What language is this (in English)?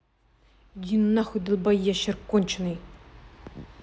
Russian